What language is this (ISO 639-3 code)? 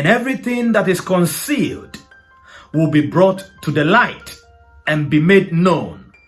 eng